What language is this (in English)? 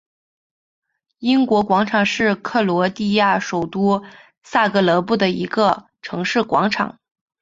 Chinese